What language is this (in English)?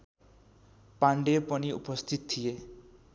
Nepali